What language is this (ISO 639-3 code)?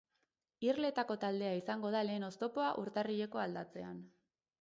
eus